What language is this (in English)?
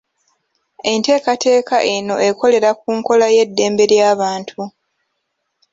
Ganda